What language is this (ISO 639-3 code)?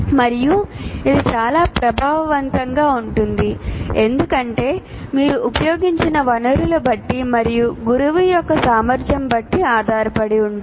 tel